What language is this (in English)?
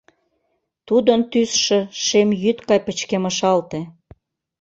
Mari